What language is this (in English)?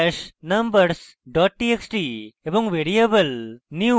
Bangla